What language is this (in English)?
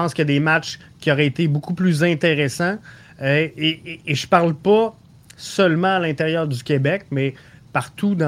French